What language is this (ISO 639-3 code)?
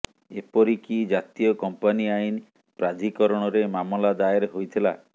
ori